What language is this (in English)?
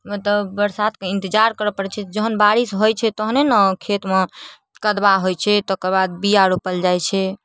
Maithili